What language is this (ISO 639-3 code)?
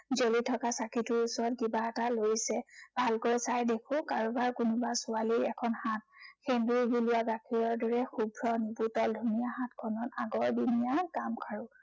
asm